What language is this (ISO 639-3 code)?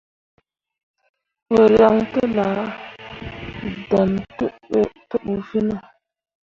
mua